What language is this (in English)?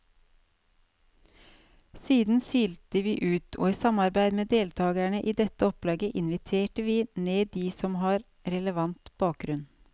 Norwegian